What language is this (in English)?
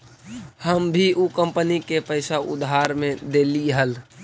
Magahi